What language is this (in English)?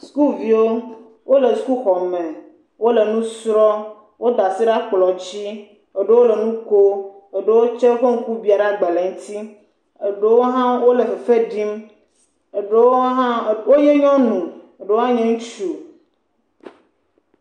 Ewe